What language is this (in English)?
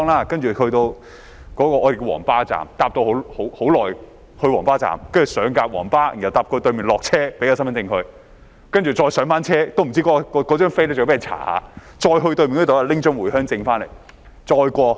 Cantonese